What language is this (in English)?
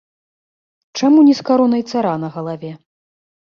Belarusian